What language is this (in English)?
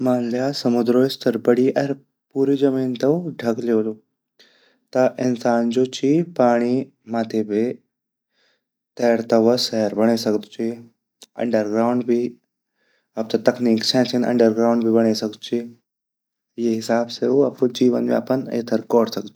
Garhwali